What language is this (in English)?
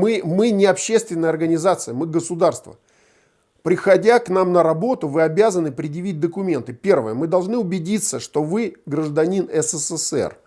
Russian